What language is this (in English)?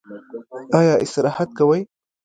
Pashto